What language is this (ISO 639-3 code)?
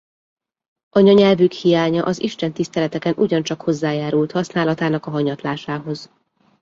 hun